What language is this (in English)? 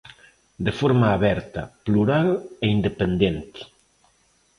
Galician